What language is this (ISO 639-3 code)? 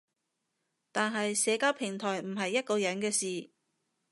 yue